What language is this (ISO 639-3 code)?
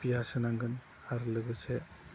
brx